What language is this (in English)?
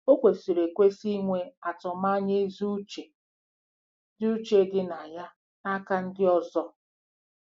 Igbo